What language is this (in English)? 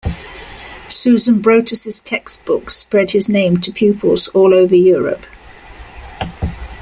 English